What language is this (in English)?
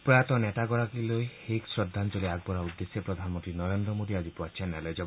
Assamese